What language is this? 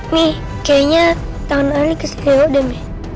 Indonesian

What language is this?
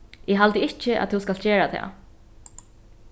Faroese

